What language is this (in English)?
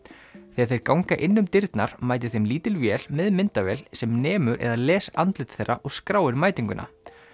Icelandic